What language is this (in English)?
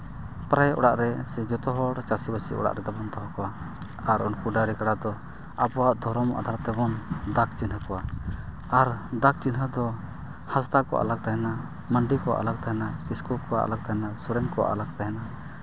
Santali